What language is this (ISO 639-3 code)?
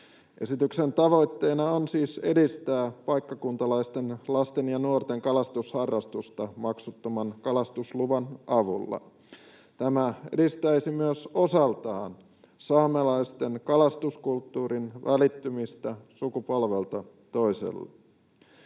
fin